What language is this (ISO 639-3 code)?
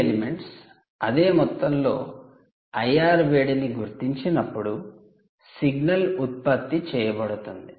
tel